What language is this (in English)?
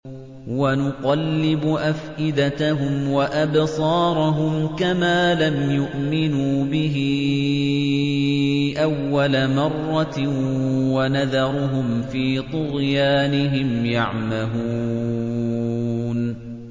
Arabic